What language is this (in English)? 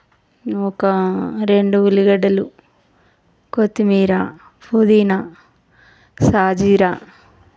Telugu